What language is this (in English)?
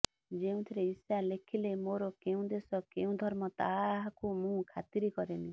Odia